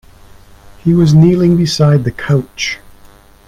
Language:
English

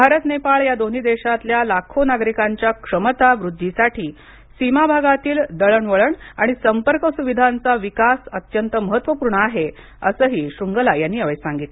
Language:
Marathi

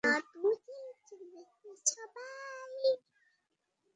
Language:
Bangla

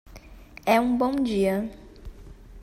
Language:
Portuguese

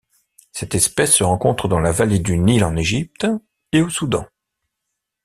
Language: French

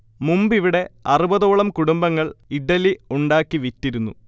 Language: Malayalam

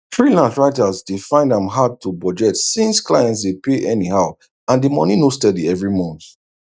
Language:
Nigerian Pidgin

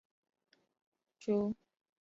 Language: Chinese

